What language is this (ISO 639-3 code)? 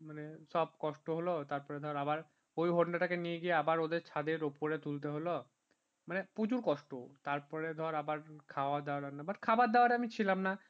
ben